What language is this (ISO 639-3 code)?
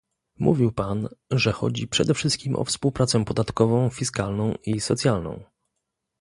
pol